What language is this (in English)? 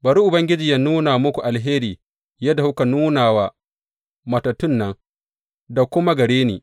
Hausa